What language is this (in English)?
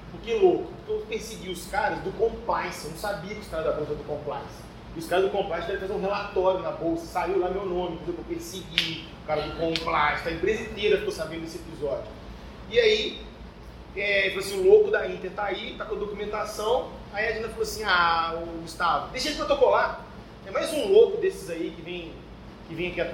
Portuguese